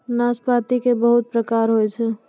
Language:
Maithili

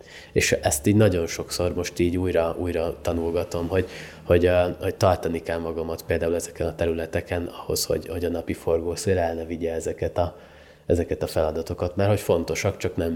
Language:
Hungarian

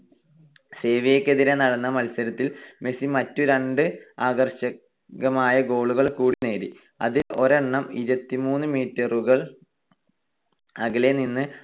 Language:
Malayalam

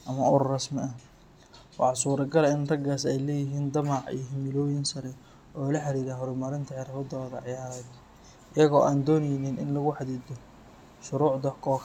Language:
Somali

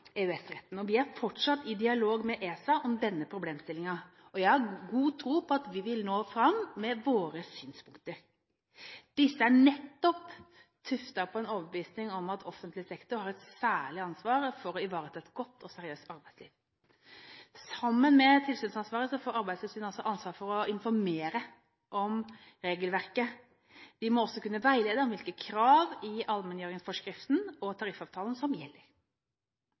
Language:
Norwegian Bokmål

